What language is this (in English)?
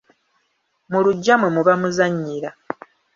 Ganda